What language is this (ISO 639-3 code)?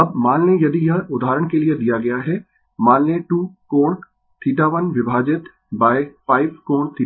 hin